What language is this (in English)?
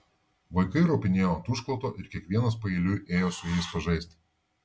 Lithuanian